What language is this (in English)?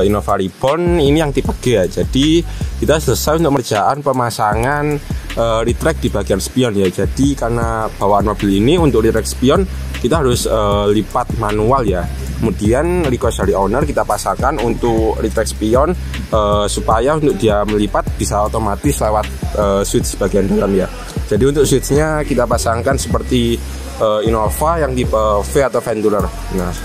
Indonesian